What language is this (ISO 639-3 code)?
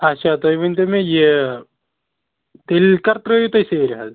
kas